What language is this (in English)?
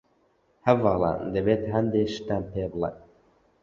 Central Kurdish